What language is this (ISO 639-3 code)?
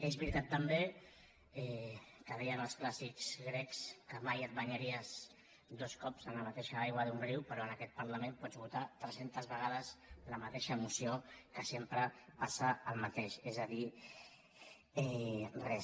cat